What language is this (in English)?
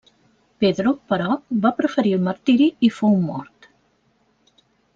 Catalan